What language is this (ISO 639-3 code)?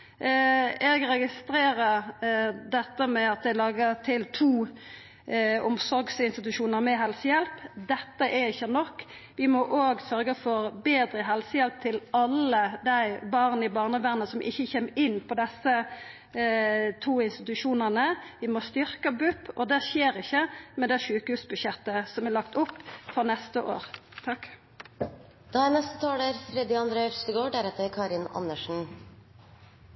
nor